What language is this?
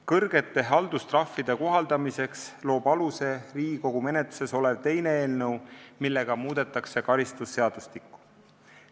Estonian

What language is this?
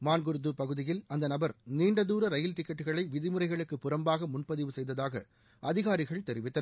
Tamil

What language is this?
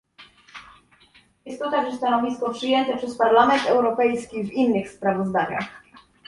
Polish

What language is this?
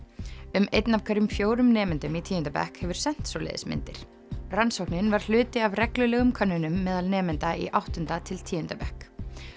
Icelandic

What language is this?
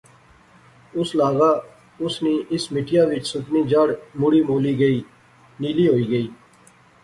Pahari-Potwari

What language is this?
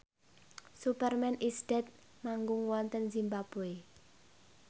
Javanese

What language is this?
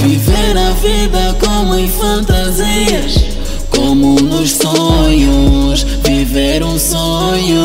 Portuguese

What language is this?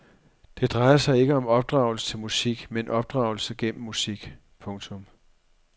Danish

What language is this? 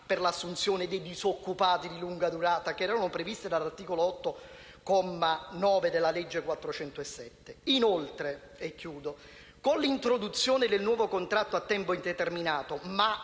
Italian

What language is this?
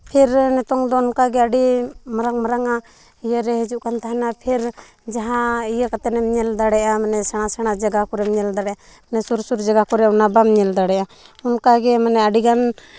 Santali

